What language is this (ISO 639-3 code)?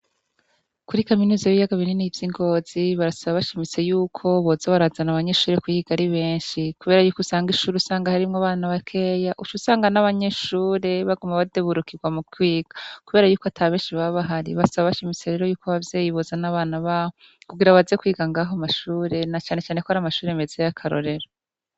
run